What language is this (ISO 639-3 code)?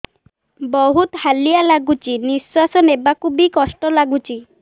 ori